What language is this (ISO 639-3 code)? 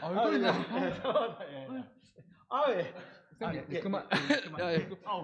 kor